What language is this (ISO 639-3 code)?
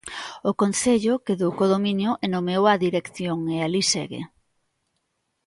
glg